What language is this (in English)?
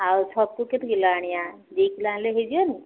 Odia